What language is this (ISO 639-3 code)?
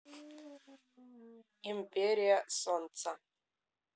rus